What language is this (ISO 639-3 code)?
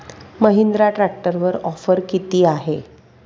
mar